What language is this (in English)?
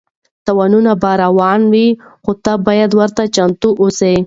Pashto